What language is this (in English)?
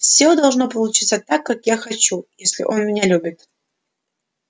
Russian